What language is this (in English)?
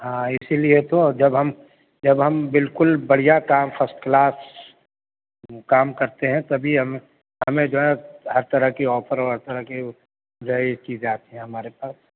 Urdu